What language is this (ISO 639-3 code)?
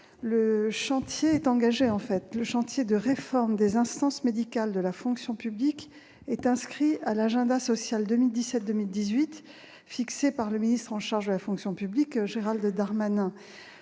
fra